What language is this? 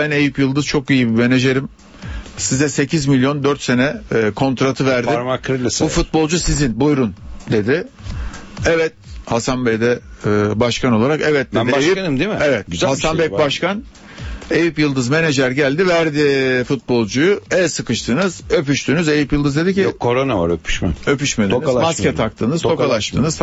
Turkish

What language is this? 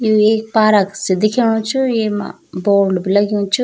Garhwali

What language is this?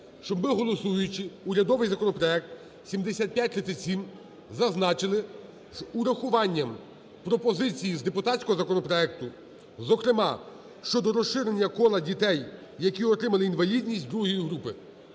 Ukrainian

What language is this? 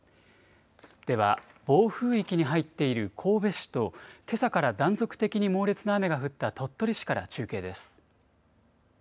Japanese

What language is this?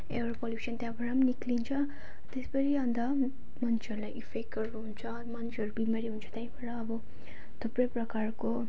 Nepali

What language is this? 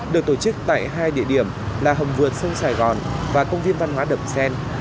Vietnamese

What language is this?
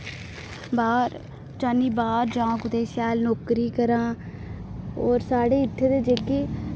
Dogri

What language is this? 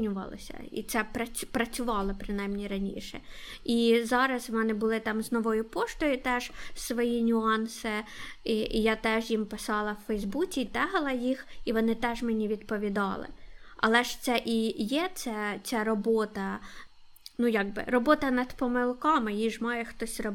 Ukrainian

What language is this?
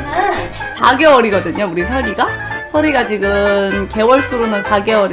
Korean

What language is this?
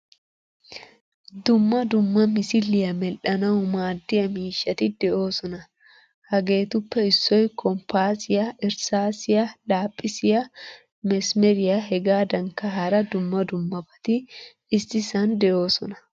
Wolaytta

